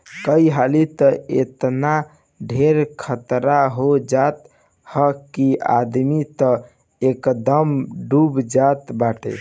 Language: Bhojpuri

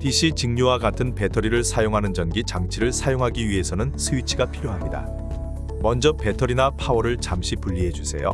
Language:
Korean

